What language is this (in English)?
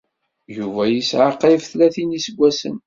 Kabyle